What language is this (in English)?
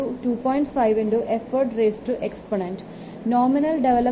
Malayalam